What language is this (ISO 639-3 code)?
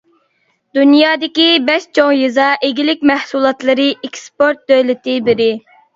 uig